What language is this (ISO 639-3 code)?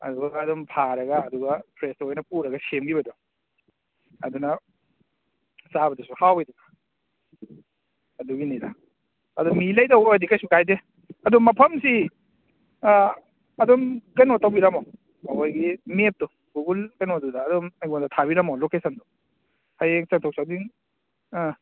mni